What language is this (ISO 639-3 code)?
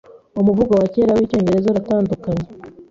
kin